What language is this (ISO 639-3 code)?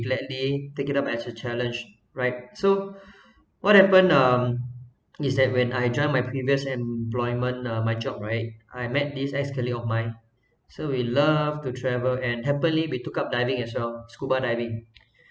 eng